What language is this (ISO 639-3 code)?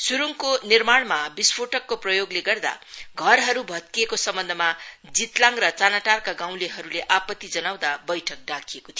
nep